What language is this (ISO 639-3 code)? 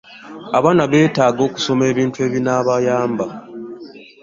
lug